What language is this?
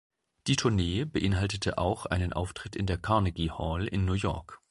German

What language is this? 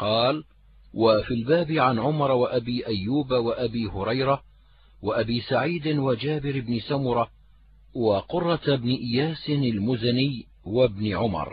Arabic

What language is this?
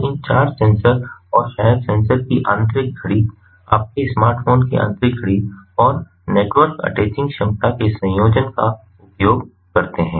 Hindi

